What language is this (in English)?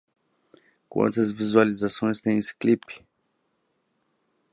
Portuguese